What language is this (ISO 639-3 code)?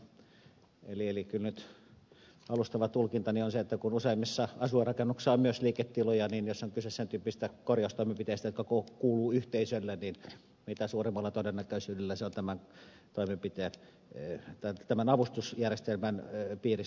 fin